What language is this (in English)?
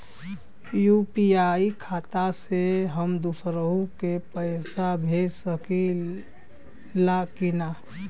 Bhojpuri